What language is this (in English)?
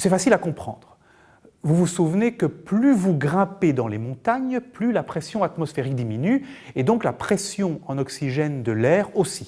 French